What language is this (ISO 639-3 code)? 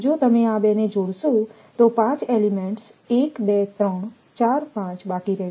guj